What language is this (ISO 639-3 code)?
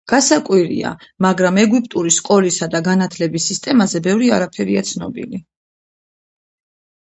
kat